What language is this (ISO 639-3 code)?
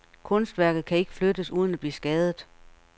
dan